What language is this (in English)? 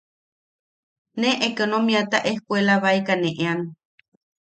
Yaqui